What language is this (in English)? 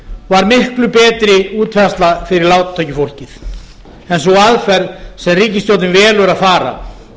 Icelandic